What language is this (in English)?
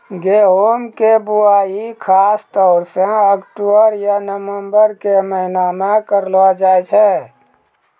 Maithili